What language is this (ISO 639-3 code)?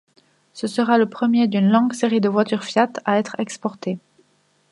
fra